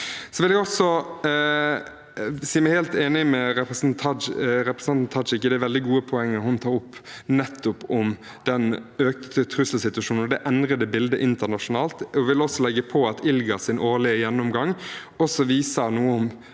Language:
Norwegian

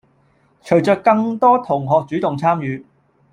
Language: Cantonese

